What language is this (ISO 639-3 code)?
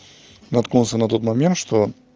rus